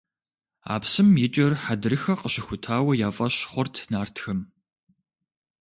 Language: Kabardian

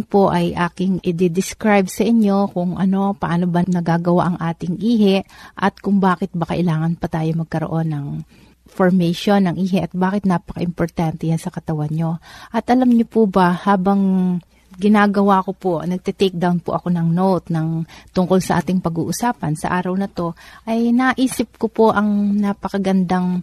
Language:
Filipino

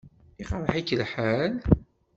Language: Kabyle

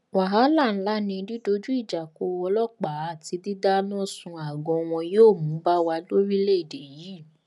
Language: Yoruba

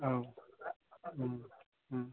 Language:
Bodo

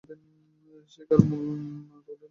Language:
Bangla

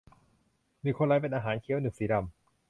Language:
Thai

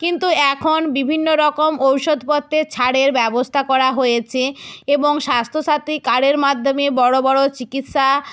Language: Bangla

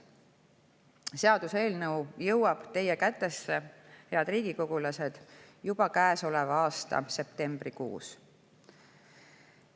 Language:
Estonian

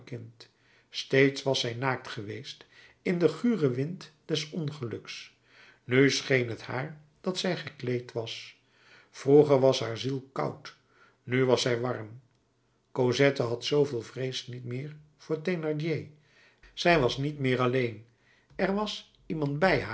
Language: Dutch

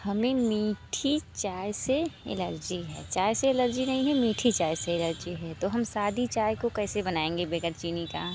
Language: Hindi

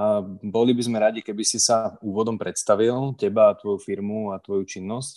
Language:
Slovak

